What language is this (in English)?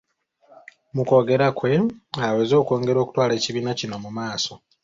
Ganda